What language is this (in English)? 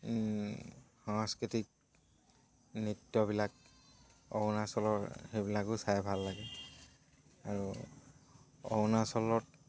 Assamese